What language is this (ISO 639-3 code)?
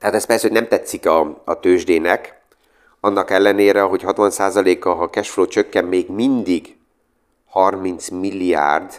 hun